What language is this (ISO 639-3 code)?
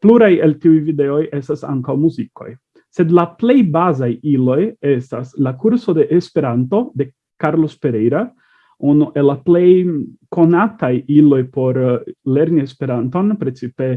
ita